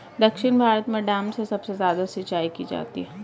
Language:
Hindi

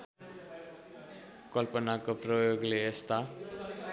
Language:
Nepali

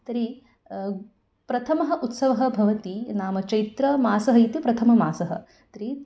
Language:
Sanskrit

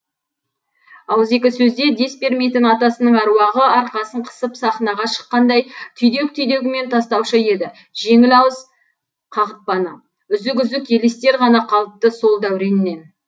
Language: Kazakh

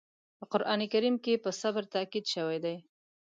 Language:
Pashto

